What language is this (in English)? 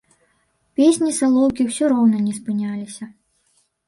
Belarusian